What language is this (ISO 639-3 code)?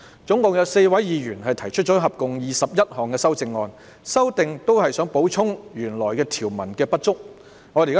yue